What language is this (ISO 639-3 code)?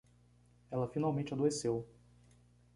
por